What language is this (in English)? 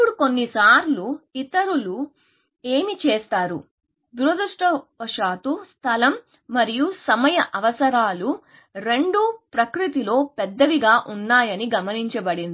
Telugu